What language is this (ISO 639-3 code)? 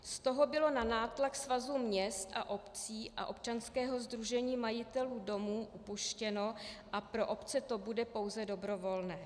ces